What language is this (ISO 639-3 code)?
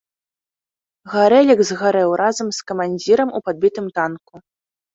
bel